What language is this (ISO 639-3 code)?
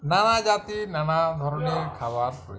ben